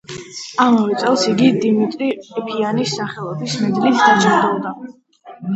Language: Georgian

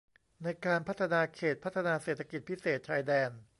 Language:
Thai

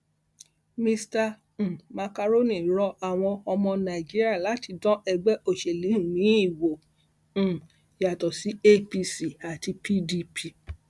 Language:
Yoruba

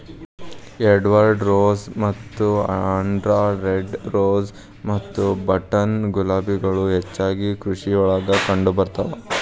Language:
Kannada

